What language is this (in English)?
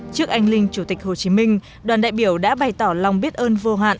Vietnamese